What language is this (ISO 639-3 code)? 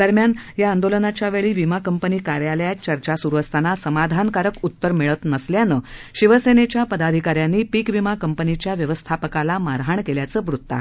mar